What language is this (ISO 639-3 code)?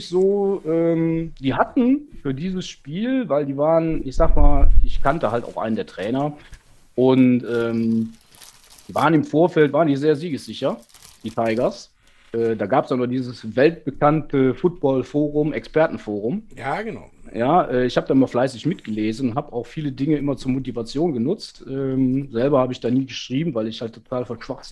deu